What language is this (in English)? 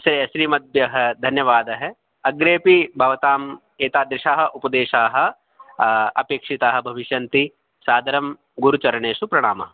Sanskrit